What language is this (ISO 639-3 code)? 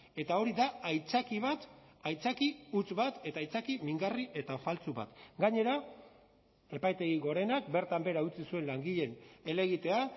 eus